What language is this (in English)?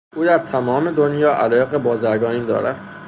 Persian